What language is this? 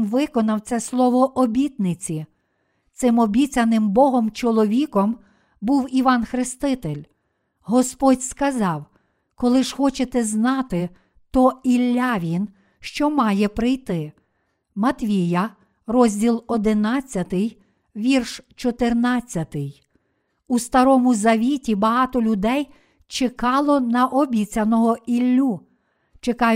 Ukrainian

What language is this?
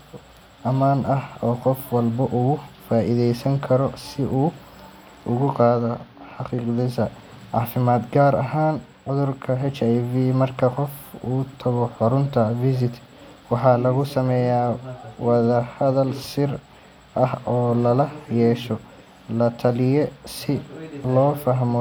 Somali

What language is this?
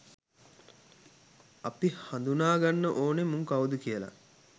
Sinhala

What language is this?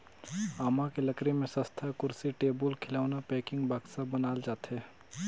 Chhattisgarhi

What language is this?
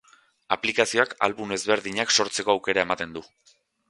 Basque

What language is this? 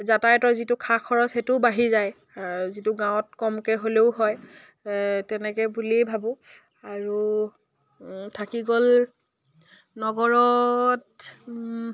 Assamese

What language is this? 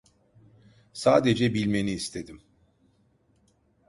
Turkish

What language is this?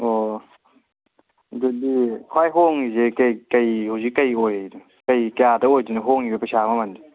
Manipuri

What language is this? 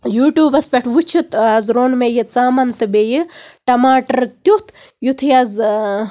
Kashmiri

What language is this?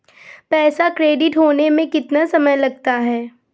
Hindi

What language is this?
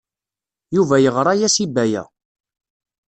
Kabyle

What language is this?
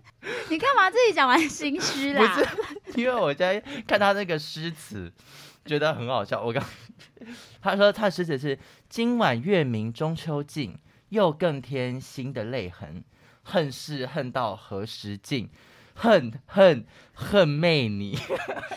Chinese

